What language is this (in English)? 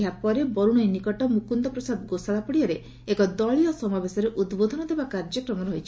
Odia